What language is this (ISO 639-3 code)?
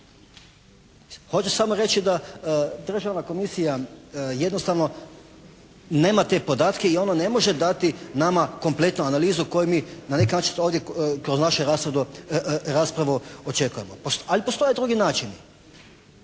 hrv